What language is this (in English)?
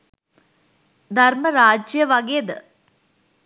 Sinhala